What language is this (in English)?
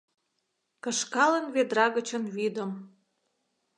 Mari